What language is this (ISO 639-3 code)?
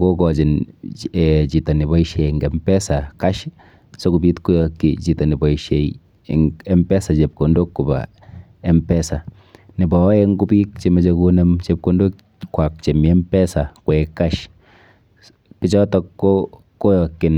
kln